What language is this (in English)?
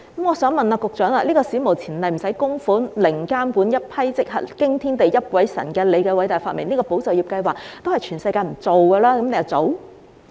Cantonese